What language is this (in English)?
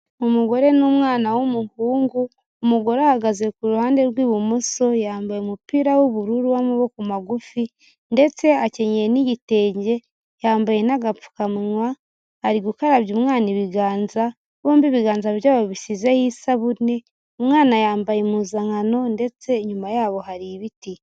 Kinyarwanda